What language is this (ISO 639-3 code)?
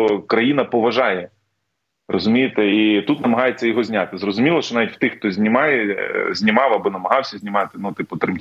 ukr